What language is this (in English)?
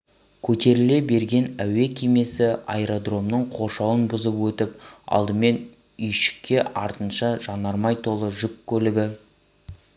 Kazakh